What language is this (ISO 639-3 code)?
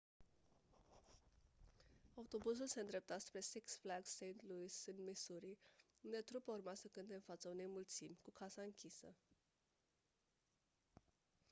ron